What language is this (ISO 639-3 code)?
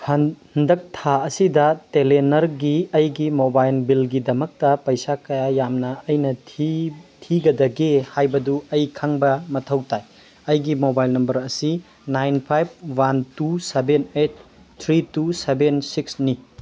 mni